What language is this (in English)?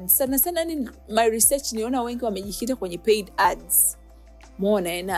Swahili